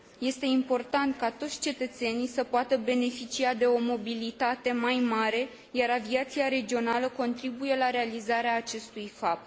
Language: Romanian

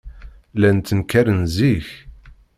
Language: Kabyle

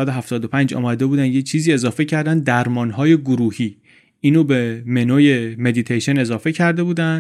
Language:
Persian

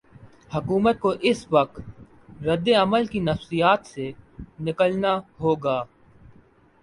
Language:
Urdu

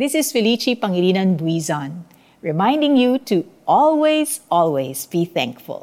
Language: Filipino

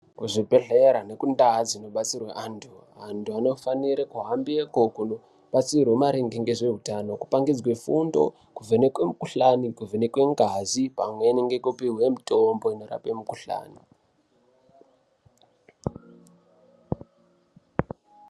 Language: Ndau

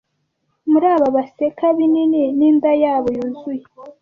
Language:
Kinyarwanda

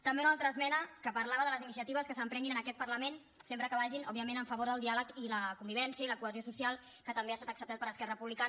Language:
Catalan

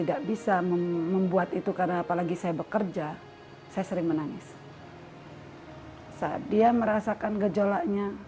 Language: Indonesian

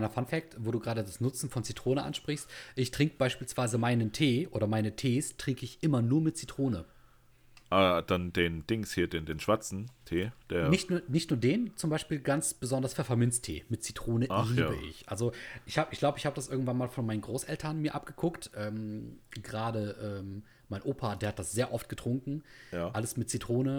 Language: German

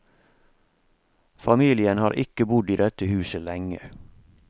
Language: Norwegian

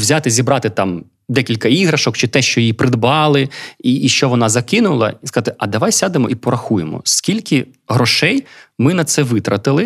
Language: Ukrainian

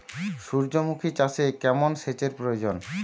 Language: Bangla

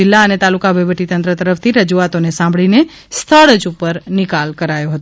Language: Gujarati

